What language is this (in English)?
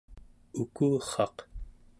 Central Yupik